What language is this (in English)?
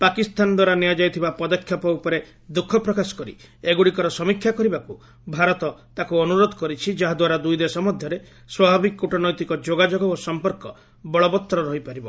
Odia